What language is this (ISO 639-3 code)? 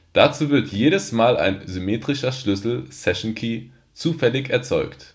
deu